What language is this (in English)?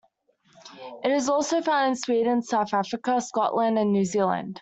English